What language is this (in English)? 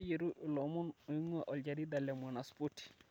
Masai